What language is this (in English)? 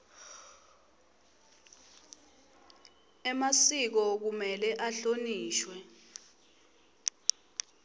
Swati